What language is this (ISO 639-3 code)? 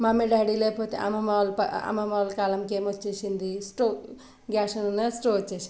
tel